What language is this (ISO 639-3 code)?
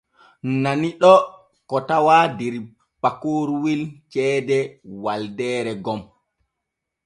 fue